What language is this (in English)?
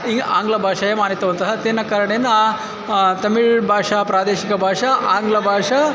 Sanskrit